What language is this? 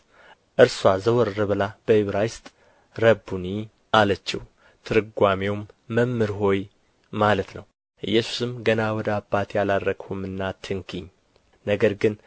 Amharic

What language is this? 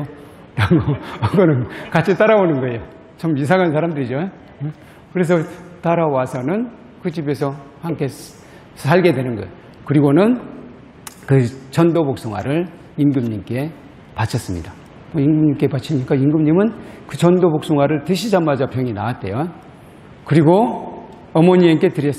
Korean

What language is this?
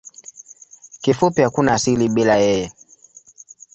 Swahili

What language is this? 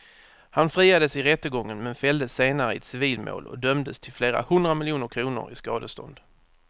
Swedish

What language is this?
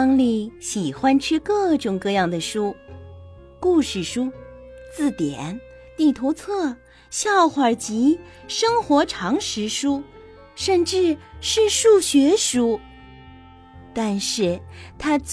Chinese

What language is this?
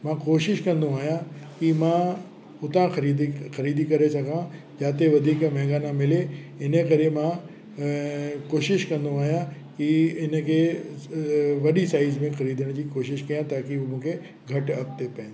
Sindhi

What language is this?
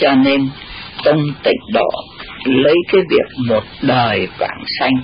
Vietnamese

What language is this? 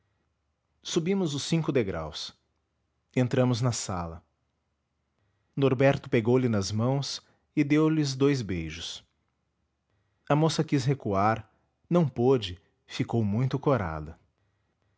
Portuguese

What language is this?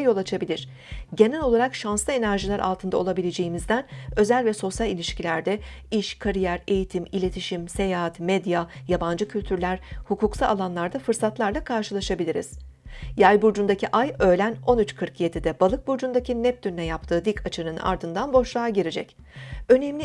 Turkish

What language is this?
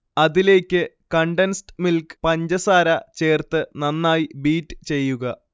Malayalam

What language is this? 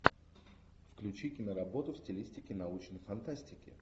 Russian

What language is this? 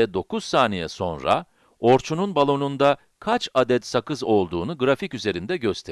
Turkish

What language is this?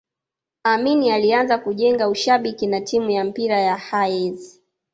Swahili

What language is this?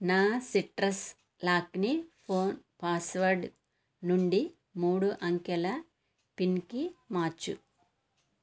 Telugu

